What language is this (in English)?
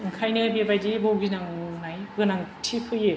Bodo